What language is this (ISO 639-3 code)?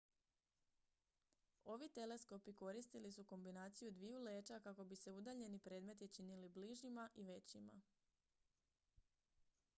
hrv